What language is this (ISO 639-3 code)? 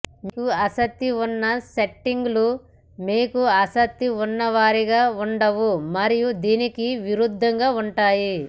tel